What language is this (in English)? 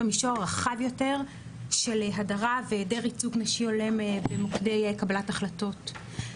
Hebrew